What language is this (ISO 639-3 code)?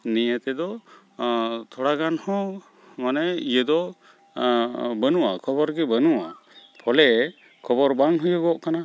sat